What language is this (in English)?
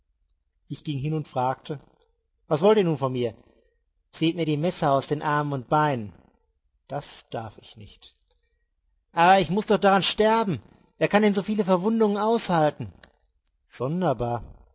German